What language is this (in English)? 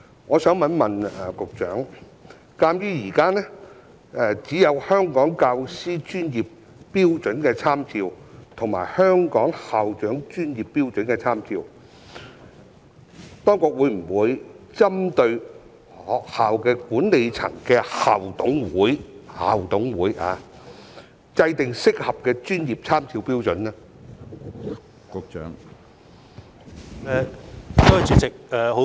Cantonese